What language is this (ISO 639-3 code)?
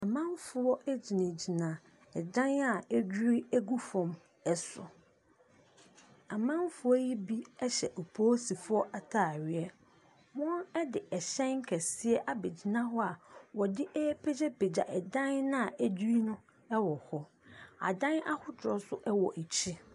aka